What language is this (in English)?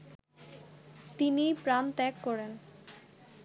Bangla